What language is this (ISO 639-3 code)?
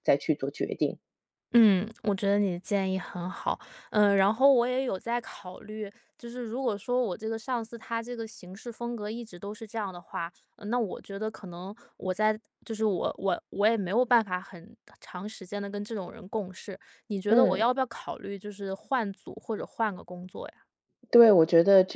zho